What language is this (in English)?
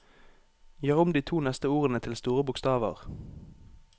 Norwegian